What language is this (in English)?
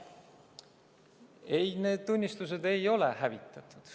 Estonian